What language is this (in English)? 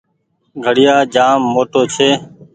Goaria